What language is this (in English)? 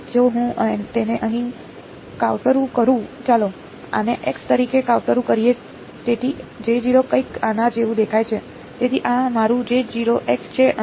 Gujarati